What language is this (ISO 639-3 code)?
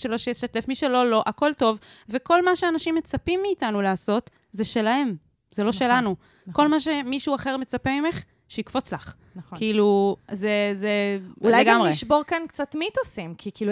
heb